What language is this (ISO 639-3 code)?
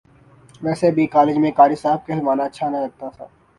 urd